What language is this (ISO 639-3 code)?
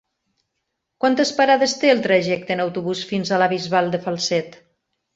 cat